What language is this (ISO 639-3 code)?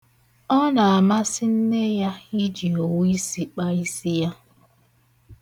ibo